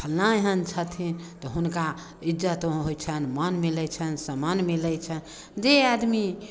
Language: Maithili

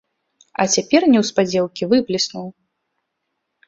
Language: Belarusian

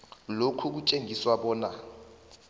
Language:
South Ndebele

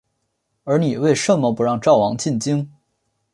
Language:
Chinese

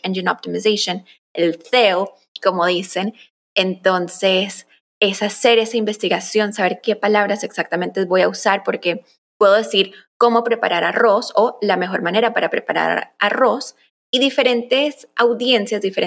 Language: Spanish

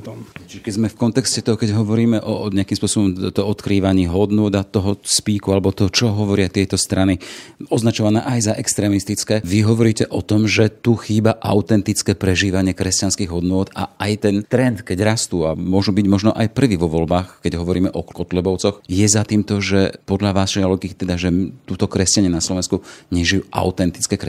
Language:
Slovak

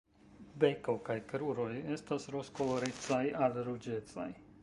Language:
Esperanto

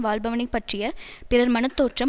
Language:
Tamil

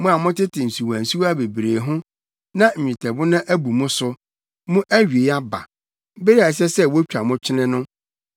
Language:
Akan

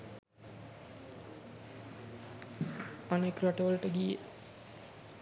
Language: Sinhala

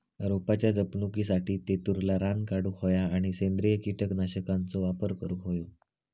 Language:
Marathi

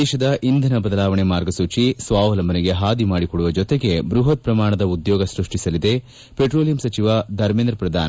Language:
Kannada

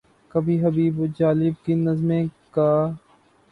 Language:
Urdu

